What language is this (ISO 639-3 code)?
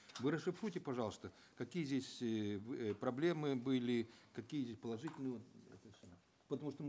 kaz